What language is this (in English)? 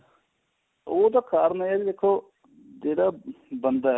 Punjabi